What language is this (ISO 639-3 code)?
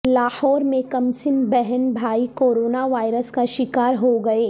urd